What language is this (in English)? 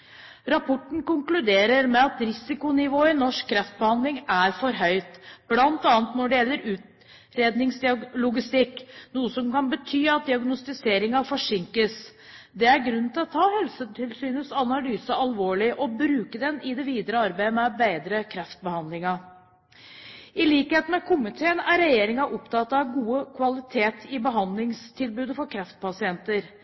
Norwegian Bokmål